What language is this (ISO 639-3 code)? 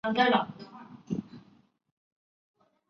zho